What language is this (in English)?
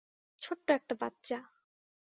Bangla